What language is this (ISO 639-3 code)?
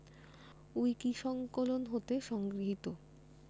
ben